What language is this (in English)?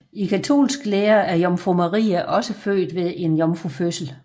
Danish